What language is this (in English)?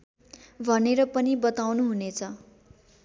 Nepali